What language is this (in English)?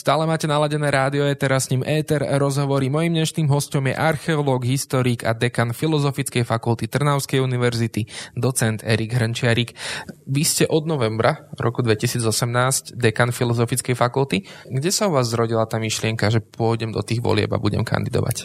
Slovak